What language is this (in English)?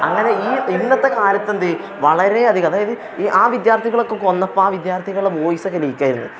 Malayalam